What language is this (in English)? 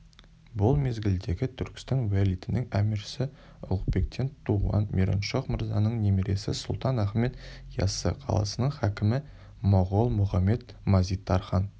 Kazakh